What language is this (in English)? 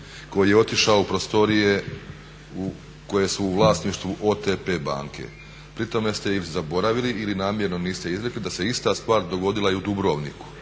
Croatian